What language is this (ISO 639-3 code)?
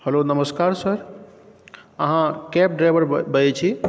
mai